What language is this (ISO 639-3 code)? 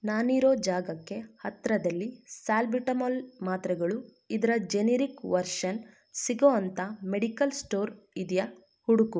kan